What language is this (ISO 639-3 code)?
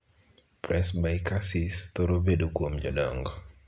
luo